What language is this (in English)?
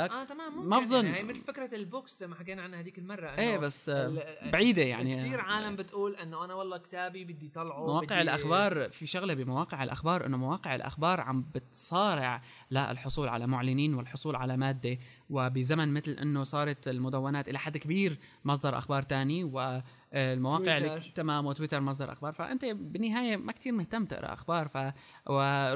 Arabic